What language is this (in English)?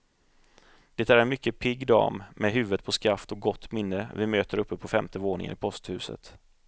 Swedish